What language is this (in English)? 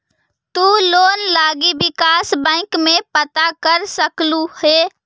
Magahi